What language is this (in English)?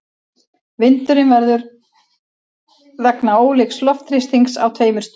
Icelandic